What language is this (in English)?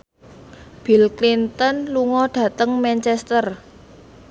Javanese